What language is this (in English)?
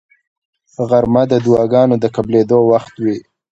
Pashto